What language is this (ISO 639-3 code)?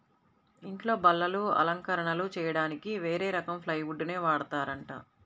tel